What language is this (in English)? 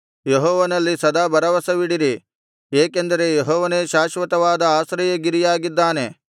Kannada